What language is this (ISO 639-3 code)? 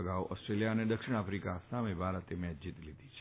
guj